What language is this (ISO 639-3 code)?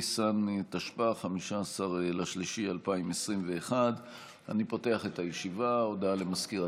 heb